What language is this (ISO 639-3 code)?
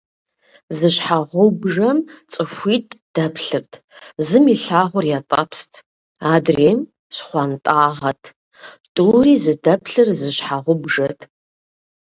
kbd